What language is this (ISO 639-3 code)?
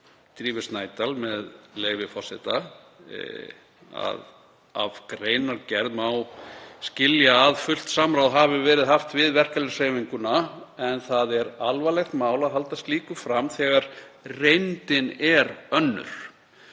isl